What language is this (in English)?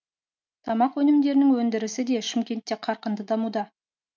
Kazakh